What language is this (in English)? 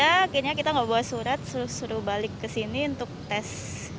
Indonesian